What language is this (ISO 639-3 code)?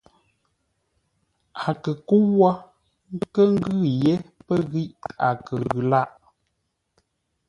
nla